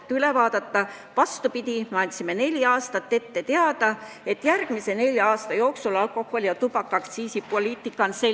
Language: Estonian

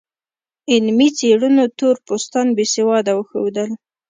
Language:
Pashto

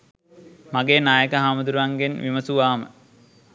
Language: Sinhala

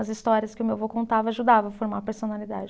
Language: Portuguese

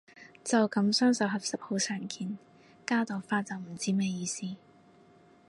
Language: Cantonese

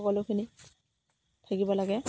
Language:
Assamese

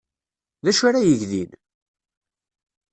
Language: Kabyle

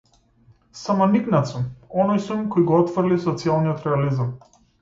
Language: Macedonian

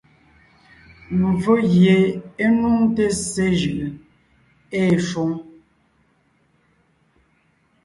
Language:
Ngiemboon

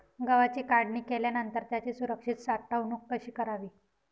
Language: Marathi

